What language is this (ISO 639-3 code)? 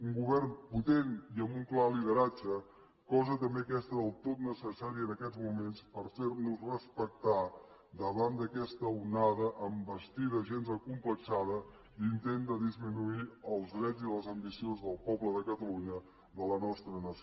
cat